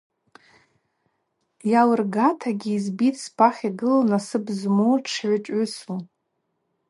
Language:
Abaza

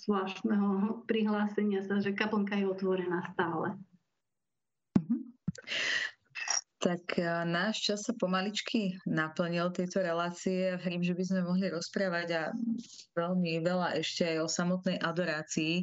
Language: Slovak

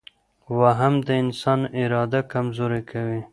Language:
Pashto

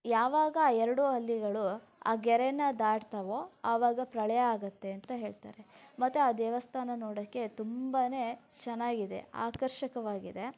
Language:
Kannada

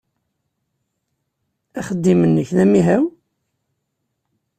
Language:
Kabyle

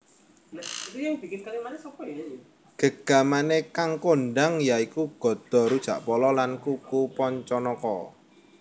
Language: Javanese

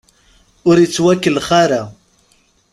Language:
Kabyle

